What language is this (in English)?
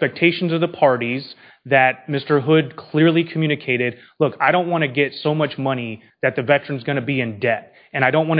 English